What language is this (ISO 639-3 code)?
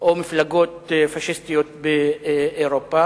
heb